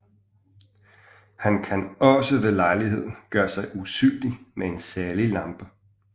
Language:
Danish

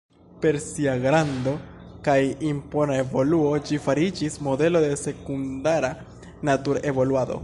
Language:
Esperanto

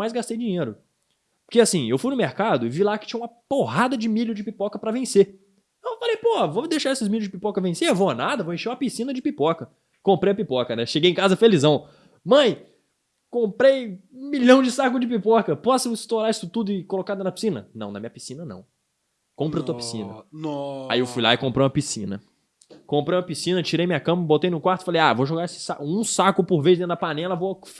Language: Portuguese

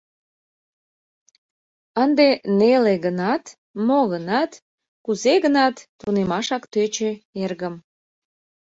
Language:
Mari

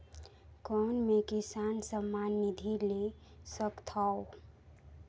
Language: Chhattisgarhi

